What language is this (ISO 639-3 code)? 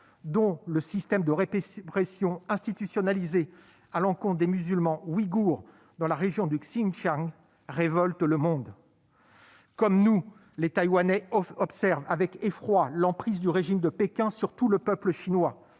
fra